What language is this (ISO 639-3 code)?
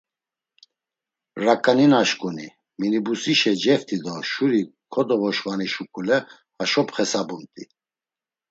lzz